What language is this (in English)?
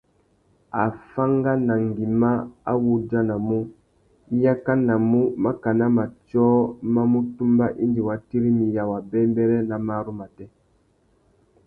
Tuki